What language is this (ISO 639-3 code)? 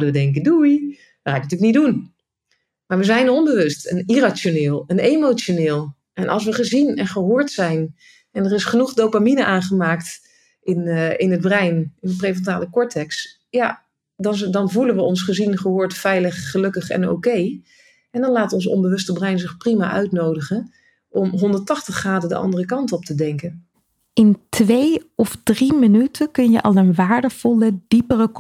nld